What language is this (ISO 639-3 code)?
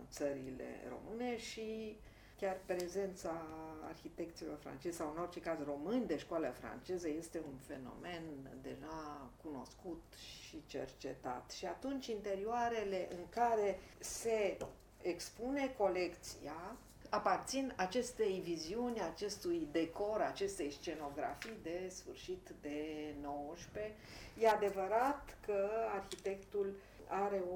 ron